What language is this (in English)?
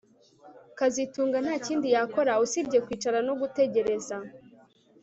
Kinyarwanda